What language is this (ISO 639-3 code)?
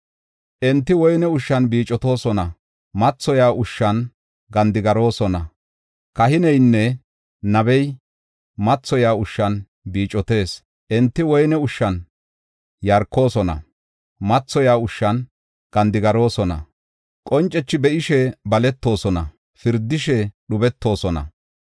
gof